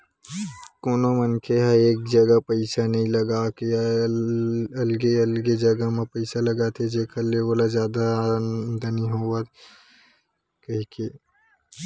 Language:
Chhattisgarhi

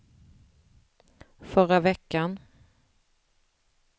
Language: Swedish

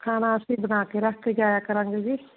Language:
Punjabi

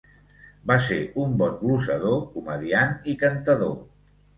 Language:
Catalan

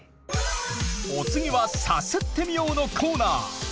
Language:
Japanese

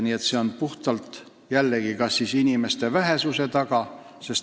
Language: Estonian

